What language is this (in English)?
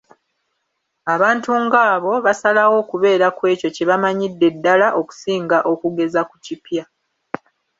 Ganda